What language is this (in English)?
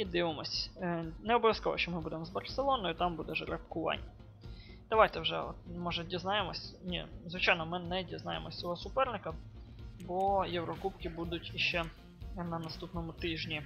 Ukrainian